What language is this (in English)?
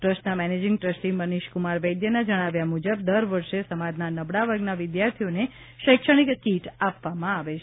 Gujarati